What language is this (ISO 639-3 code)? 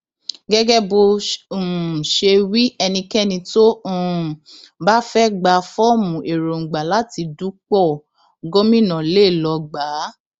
yor